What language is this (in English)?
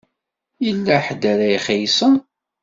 Kabyle